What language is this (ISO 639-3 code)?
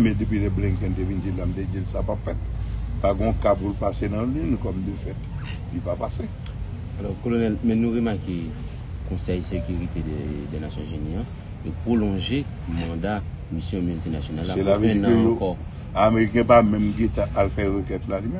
fra